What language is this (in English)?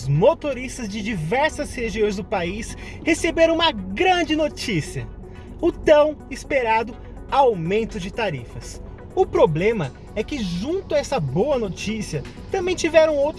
Portuguese